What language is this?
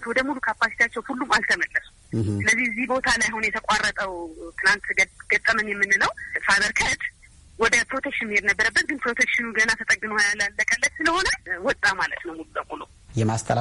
Amharic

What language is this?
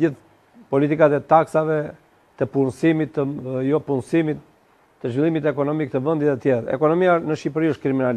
Romanian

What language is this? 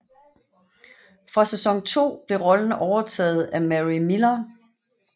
Danish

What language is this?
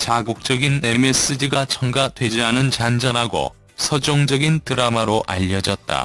Korean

